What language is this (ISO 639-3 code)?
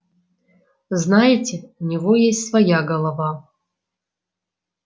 rus